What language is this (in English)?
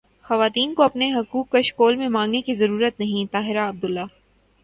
Urdu